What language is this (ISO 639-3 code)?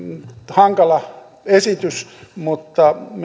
fin